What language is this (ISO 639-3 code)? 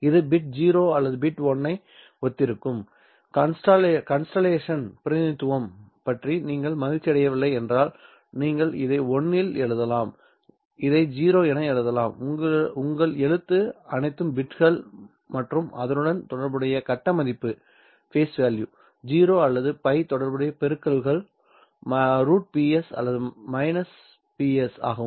tam